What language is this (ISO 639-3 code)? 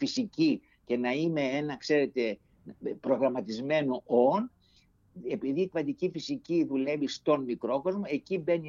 ell